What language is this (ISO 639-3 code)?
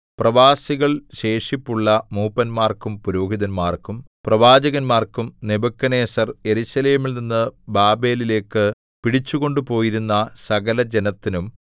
mal